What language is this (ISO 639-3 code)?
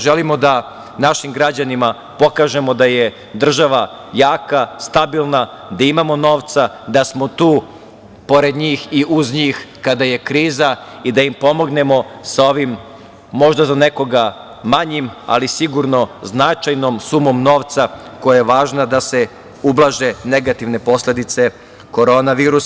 srp